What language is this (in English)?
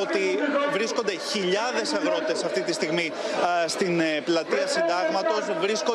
Greek